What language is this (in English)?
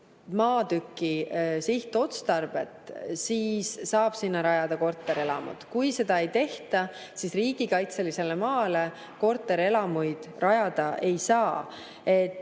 Estonian